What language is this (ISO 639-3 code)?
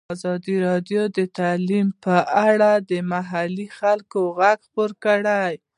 pus